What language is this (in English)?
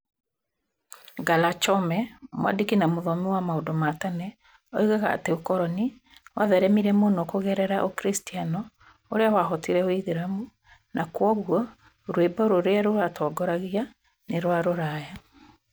Kikuyu